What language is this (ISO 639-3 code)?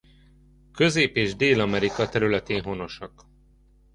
hun